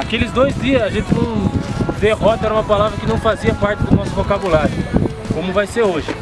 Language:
Portuguese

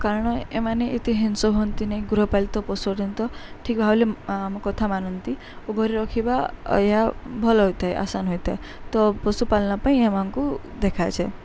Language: Odia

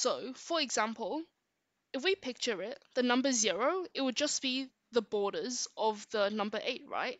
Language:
English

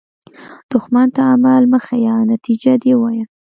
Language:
Pashto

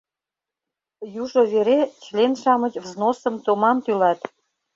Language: Mari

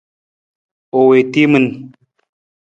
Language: Nawdm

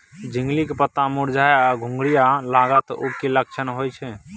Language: Maithili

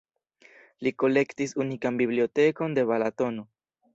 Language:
Esperanto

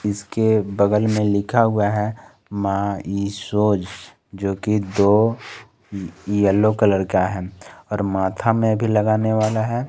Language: Hindi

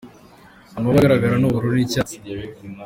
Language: Kinyarwanda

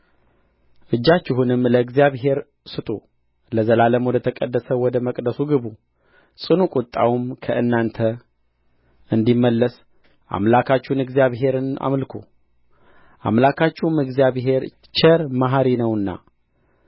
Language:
Amharic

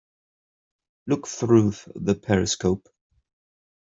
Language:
English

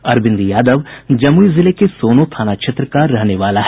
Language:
Hindi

